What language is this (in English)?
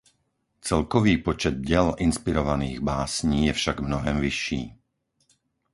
Czech